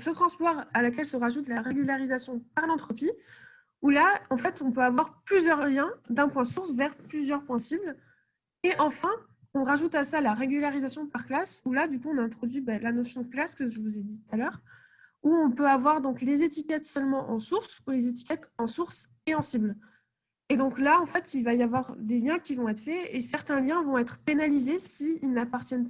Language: French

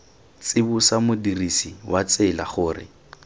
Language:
Tswana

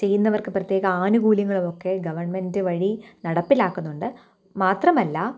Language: Malayalam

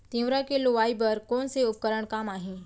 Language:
Chhattisgarhi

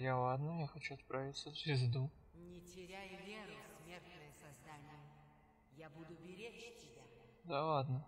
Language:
Russian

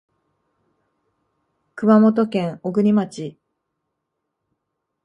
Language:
Japanese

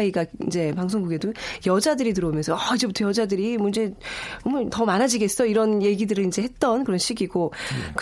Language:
Korean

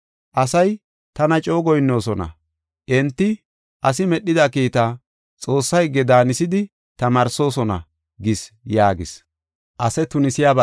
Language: Gofa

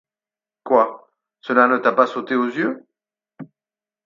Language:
French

